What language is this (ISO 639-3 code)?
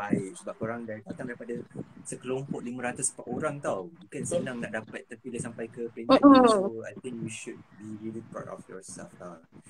msa